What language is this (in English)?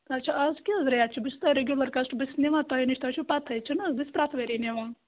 Kashmiri